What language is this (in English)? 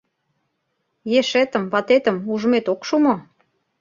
Mari